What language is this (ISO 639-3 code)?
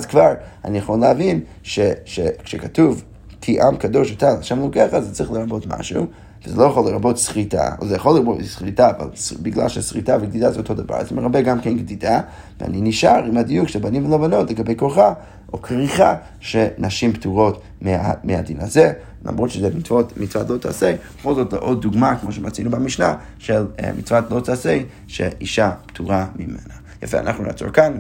heb